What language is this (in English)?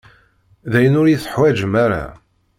Kabyle